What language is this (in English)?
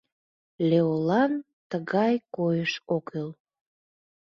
Mari